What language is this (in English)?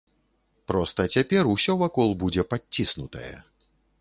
Belarusian